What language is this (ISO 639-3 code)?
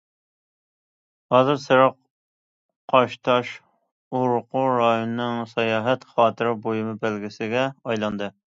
uig